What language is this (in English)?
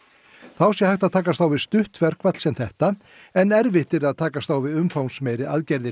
Icelandic